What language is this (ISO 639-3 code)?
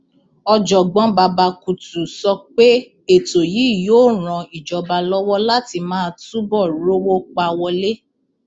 yor